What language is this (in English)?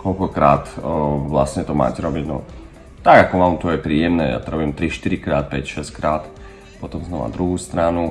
Slovak